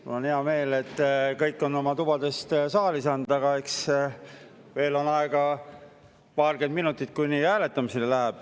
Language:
Estonian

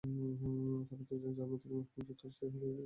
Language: Bangla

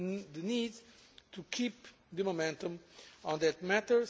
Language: English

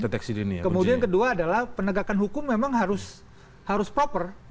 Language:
Indonesian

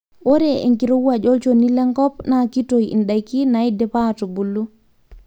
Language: Masai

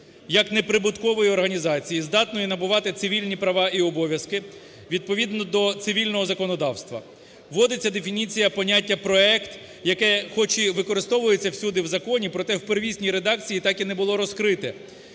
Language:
Ukrainian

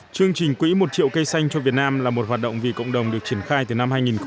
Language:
Vietnamese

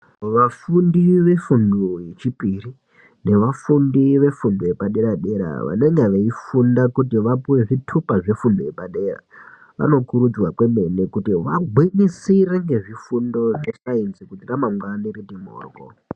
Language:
Ndau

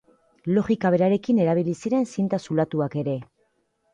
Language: Basque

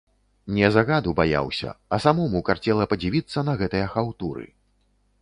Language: Belarusian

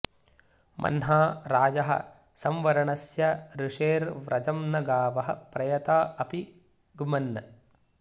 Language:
Sanskrit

